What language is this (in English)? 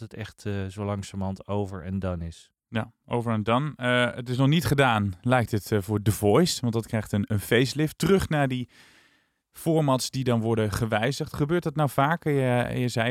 Dutch